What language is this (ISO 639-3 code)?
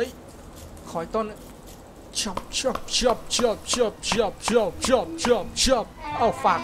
tha